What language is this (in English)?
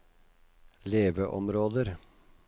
Norwegian